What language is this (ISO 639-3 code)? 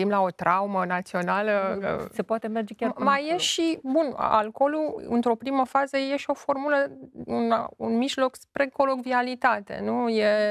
ron